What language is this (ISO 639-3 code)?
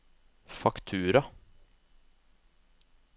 nor